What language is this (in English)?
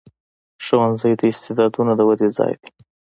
Pashto